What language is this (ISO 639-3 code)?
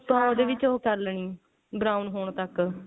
pan